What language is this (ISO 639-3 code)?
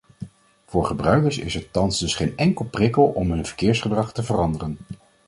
nld